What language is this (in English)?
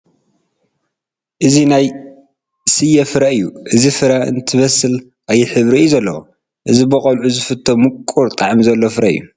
Tigrinya